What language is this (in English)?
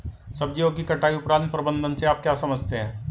Hindi